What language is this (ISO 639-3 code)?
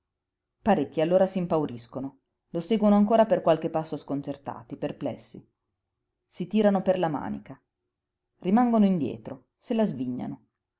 ita